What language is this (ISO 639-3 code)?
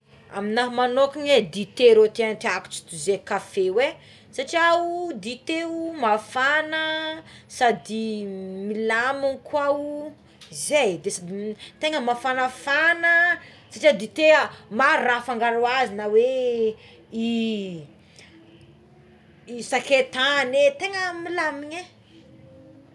xmw